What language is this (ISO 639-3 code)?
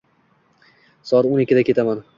uzb